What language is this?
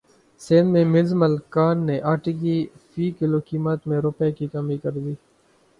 Urdu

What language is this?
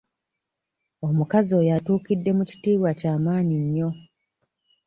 Ganda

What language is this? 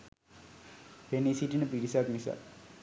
Sinhala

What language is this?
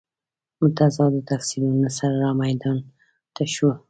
Pashto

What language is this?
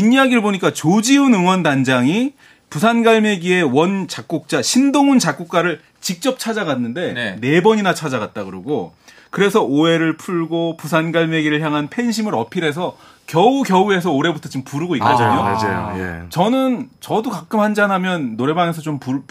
Korean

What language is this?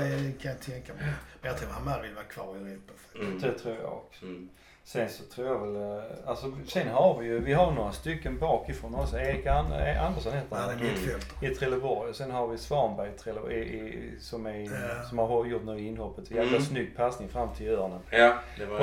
Swedish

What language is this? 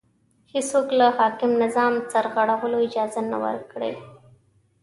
Pashto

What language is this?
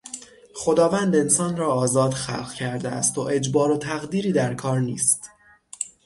Persian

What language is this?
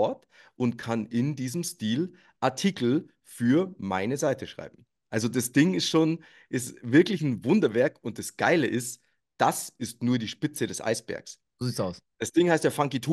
German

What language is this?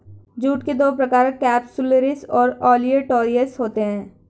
Hindi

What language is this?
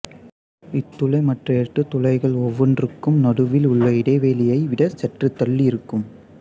Tamil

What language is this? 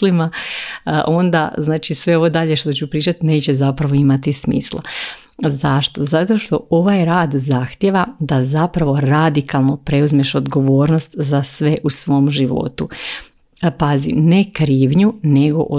Croatian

